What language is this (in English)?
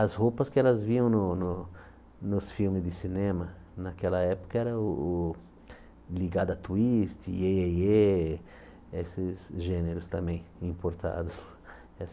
Portuguese